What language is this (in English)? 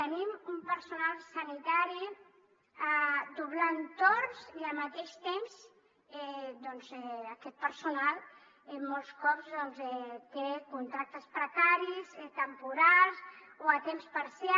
Catalan